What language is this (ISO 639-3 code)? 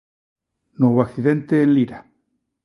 glg